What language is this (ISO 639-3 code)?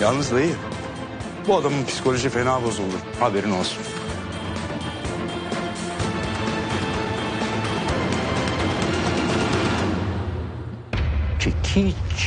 tur